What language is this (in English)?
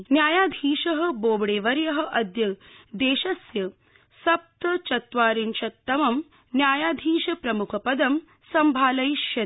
Sanskrit